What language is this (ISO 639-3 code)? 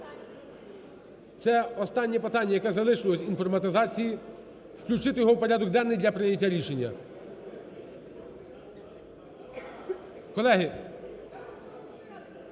ukr